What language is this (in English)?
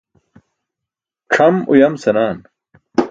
Burushaski